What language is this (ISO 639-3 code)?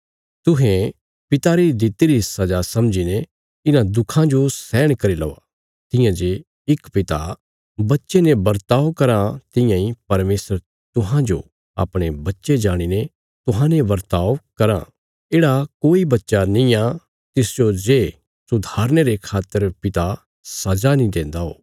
kfs